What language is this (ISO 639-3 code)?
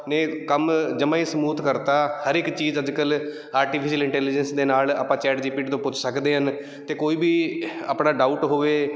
pan